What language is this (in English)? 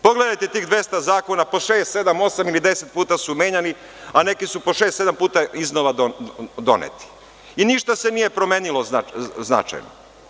Serbian